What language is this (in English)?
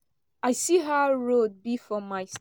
Nigerian Pidgin